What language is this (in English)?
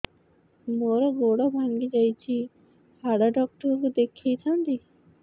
Odia